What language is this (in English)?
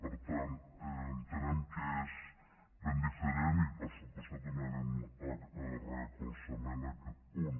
Catalan